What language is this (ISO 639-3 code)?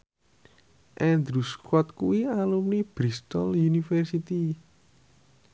jav